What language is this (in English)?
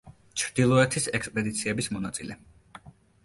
Georgian